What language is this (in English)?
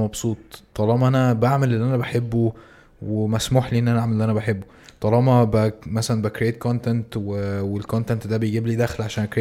Arabic